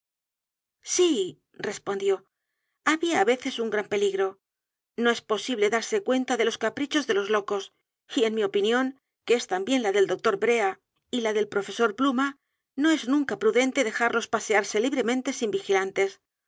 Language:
Spanish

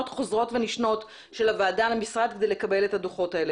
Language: Hebrew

